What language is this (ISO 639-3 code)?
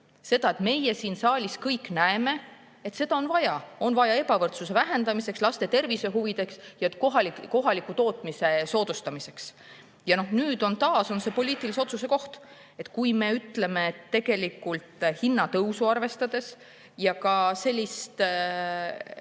est